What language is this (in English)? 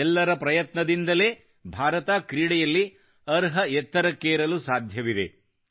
Kannada